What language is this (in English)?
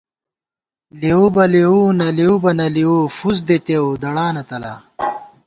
Gawar-Bati